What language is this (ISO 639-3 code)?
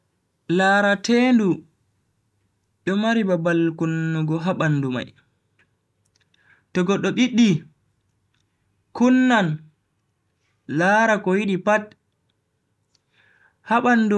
fui